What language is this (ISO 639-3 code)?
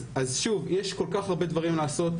heb